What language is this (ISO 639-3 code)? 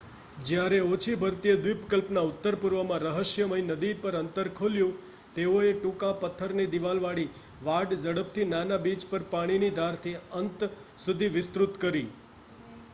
guj